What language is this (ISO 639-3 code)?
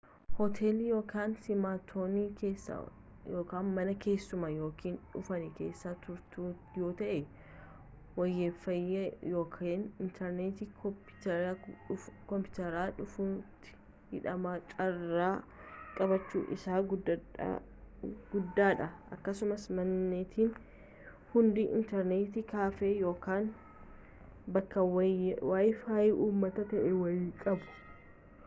orm